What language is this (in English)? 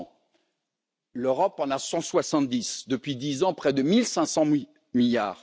French